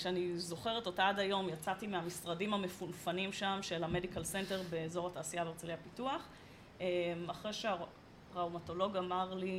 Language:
Hebrew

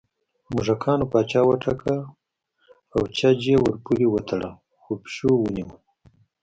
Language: Pashto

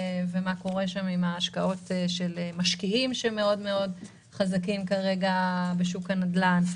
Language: Hebrew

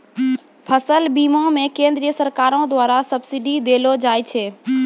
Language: Maithili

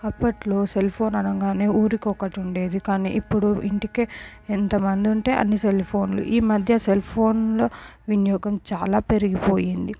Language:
Telugu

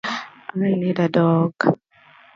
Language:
English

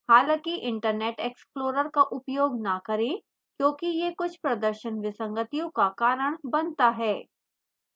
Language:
Hindi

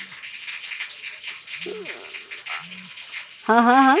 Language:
Bangla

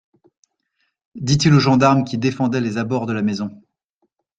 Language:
French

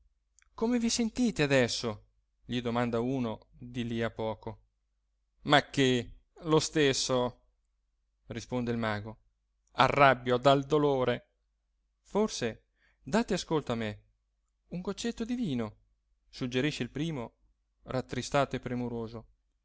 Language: Italian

